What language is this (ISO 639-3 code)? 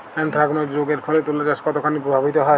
ben